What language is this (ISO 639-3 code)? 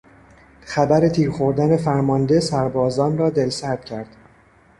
fas